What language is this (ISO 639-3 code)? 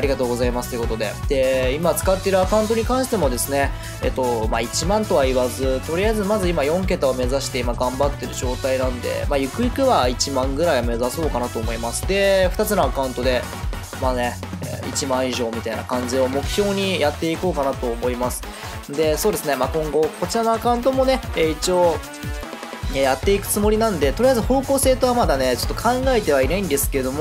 jpn